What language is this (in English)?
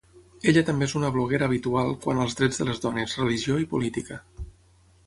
Catalan